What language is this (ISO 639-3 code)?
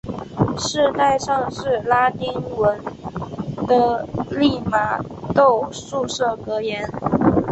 zho